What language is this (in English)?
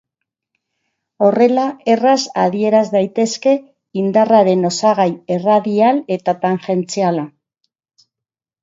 Basque